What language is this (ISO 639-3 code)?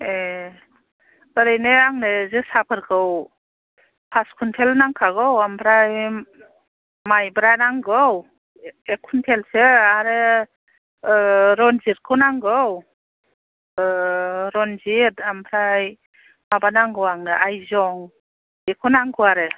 brx